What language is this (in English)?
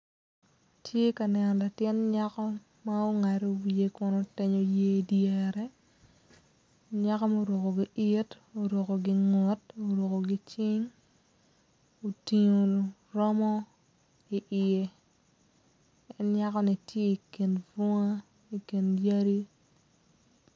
Acoli